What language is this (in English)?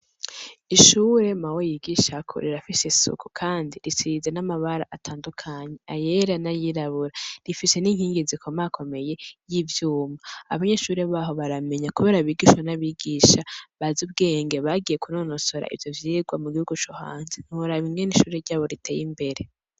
Rundi